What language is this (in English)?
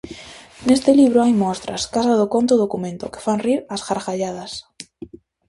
Galician